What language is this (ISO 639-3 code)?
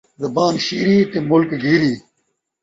skr